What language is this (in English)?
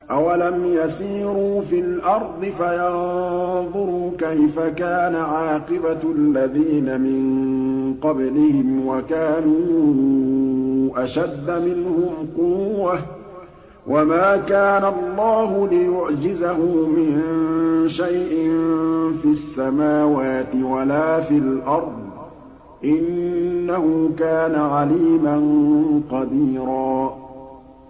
Arabic